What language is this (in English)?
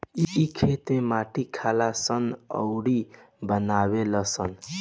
Bhojpuri